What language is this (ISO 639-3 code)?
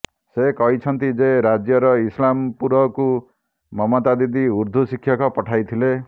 ori